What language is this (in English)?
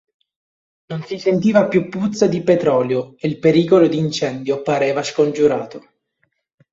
Italian